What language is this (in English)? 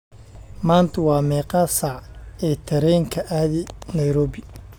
Somali